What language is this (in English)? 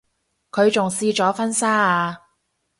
Cantonese